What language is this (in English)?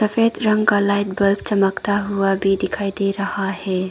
Hindi